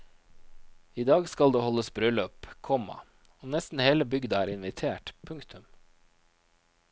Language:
Norwegian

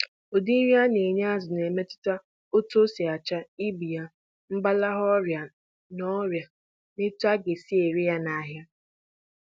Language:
Igbo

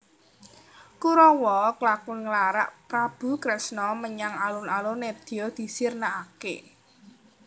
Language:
Javanese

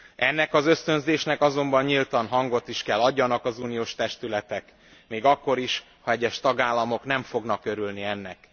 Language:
Hungarian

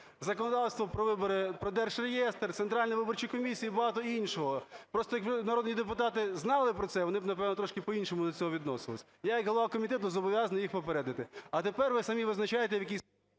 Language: Ukrainian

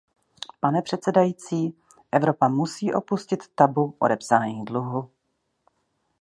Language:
Czech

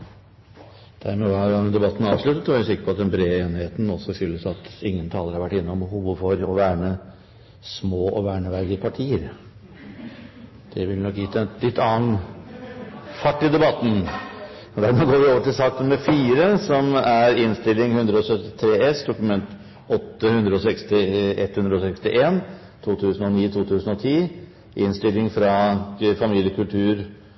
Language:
Norwegian Bokmål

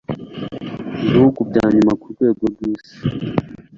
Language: Kinyarwanda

